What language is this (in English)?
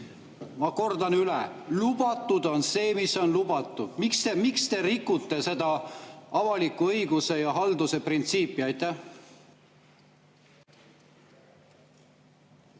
Estonian